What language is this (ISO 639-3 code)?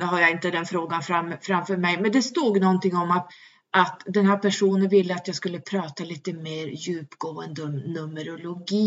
swe